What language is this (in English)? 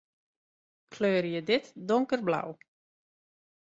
Western Frisian